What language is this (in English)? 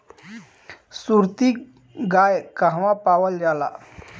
Bhojpuri